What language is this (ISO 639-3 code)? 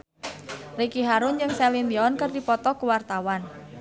sun